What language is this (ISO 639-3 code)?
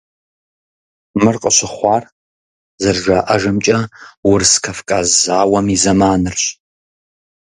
kbd